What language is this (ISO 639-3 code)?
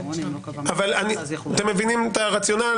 heb